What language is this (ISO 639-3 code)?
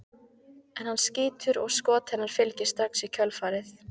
isl